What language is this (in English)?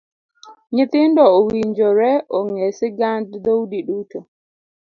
Luo (Kenya and Tanzania)